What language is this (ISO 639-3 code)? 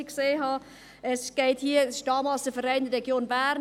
gsw